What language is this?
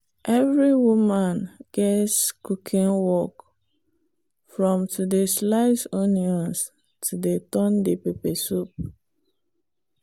Nigerian Pidgin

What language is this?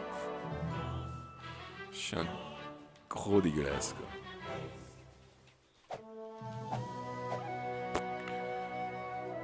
French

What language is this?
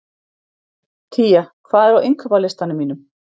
Icelandic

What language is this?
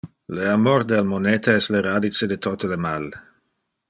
Interlingua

